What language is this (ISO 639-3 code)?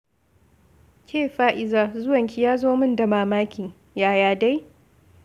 hau